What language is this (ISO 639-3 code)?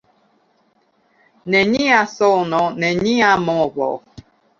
epo